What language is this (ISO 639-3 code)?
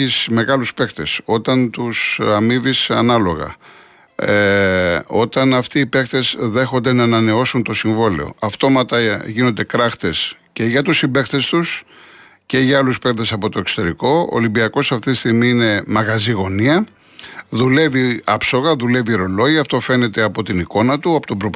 ell